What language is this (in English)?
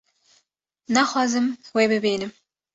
Kurdish